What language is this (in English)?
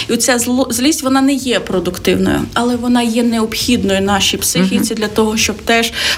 Ukrainian